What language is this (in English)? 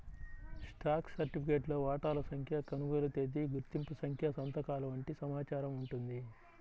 Telugu